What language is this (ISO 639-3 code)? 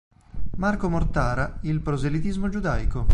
ita